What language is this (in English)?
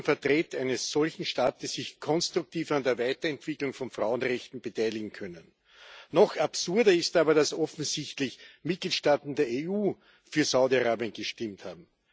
German